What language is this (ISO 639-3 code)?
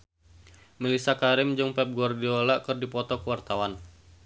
sun